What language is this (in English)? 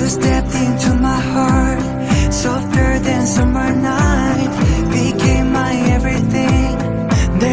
Korean